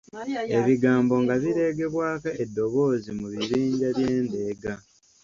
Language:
Ganda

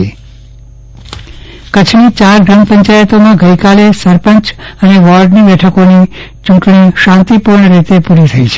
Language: Gujarati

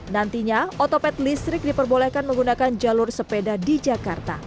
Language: Indonesian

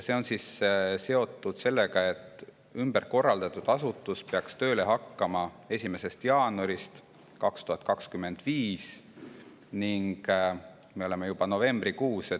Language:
Estonian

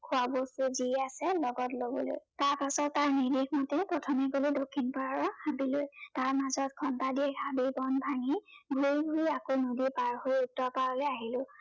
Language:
Assamese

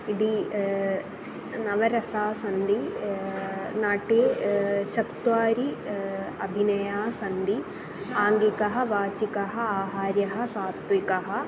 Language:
Sanskrit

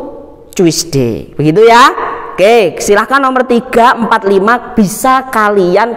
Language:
Indonesian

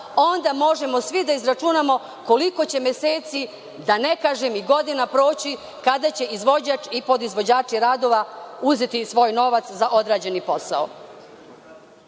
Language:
Serbian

